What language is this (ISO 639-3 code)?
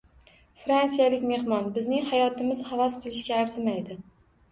uzb